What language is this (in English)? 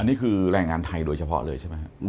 Thai